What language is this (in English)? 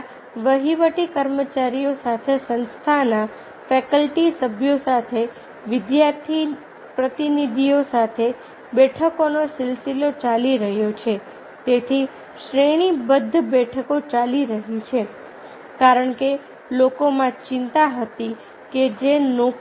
Gujarati